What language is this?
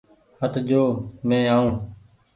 Goaria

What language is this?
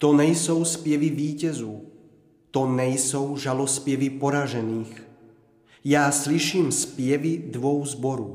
Czech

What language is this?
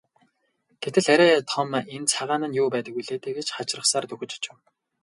Mongolian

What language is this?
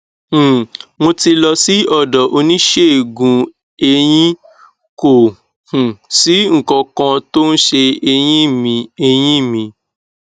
Yoruba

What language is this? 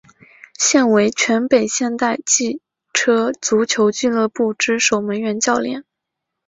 Chinese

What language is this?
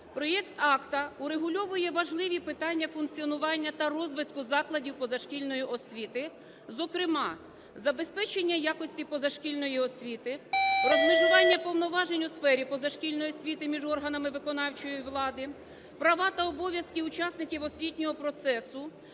Ukrainian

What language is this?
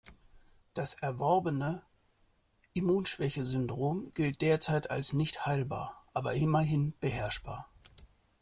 German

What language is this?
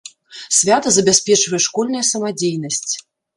Belarusian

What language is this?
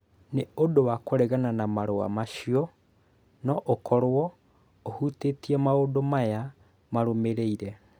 Kikuyu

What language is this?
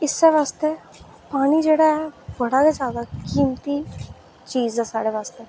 Dogri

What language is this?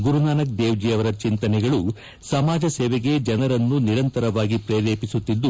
Kannada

